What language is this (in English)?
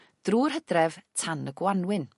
Welsh